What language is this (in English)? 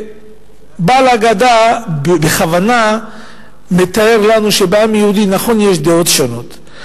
Hebrew